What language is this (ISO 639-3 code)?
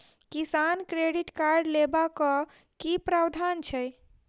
mai